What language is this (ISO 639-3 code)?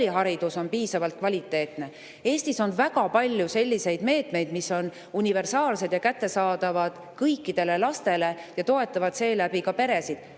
est